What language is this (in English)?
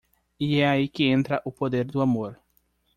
Portuguese